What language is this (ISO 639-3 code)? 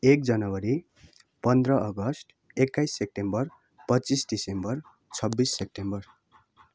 nep